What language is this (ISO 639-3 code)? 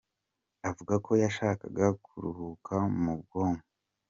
kin